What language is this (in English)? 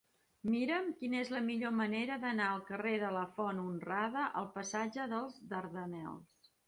Catalan